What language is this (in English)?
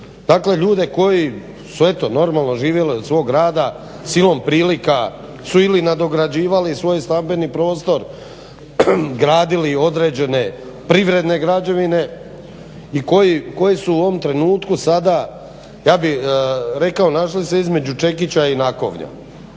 Croatian